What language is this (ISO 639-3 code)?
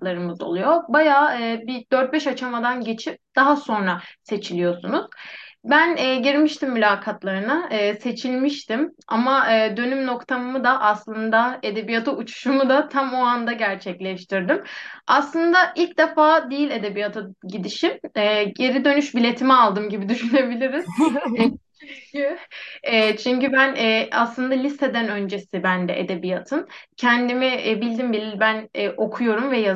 tur